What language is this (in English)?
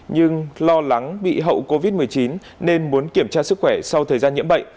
Vietnamese